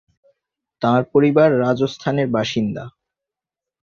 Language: Bangla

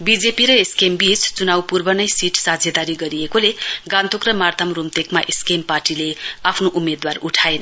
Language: Nepali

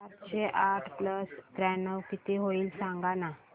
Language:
Marathi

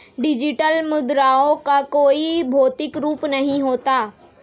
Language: Hindi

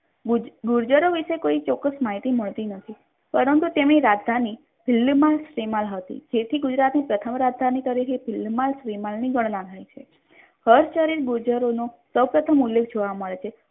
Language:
Gujarati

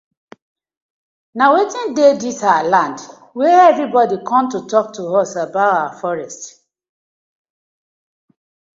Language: Nigerian Pidgin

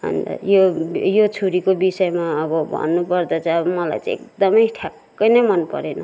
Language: Nepali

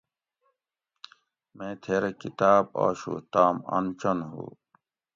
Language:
Gawri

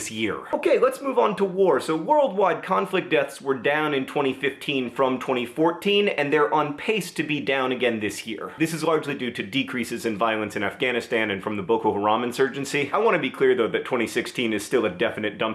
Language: English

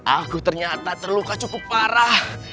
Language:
Indonesian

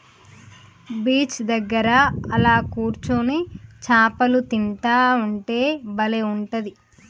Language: Telugu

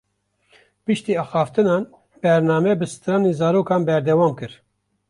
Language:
Kurdish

